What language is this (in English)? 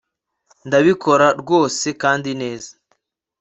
Kinyarwanda